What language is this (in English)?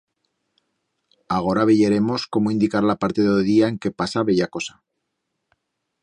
Aragonese